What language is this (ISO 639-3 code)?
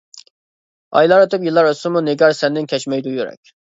uig